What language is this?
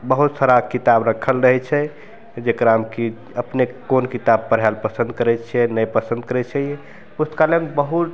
Maithili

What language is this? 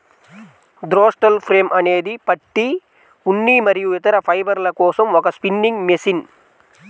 Telugu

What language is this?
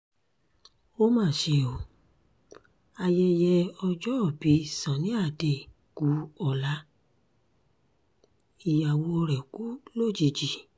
Yoruba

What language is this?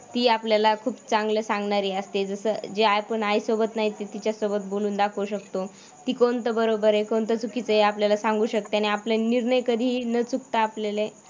Marathi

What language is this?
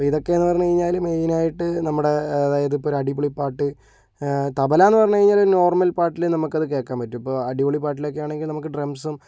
Malayalam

